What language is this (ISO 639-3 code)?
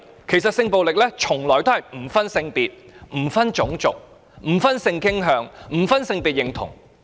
yue